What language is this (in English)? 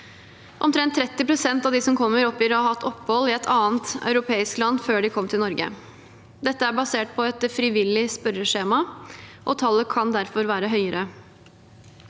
Norwegian